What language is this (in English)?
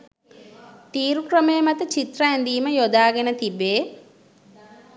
Sinhala